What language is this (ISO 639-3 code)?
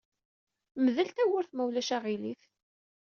kab